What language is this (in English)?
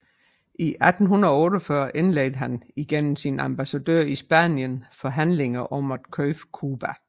Danish